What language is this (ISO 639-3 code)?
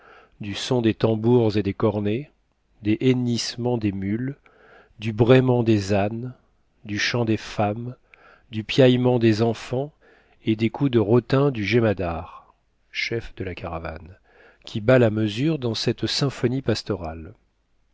fra